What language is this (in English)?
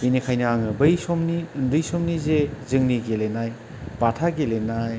Bodo